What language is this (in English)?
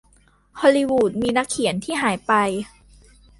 Thai